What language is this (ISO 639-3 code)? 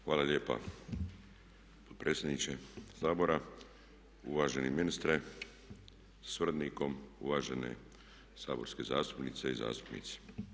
hrv